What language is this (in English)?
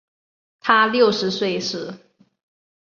Chinese